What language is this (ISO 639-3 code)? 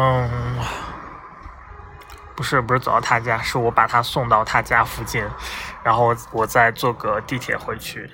zho